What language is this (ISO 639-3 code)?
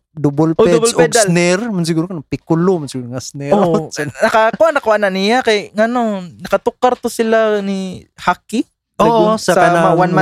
fil